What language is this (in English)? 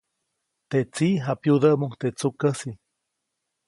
Copainalá Zoque